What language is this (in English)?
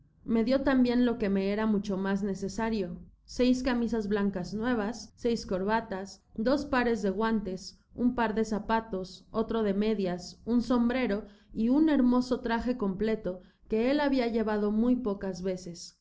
Spanish